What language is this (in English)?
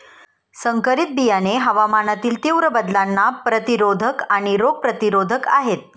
Marathi